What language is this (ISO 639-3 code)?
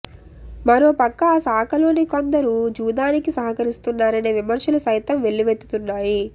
tel